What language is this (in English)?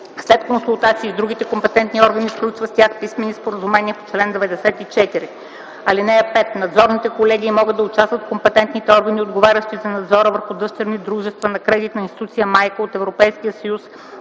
Bulgarian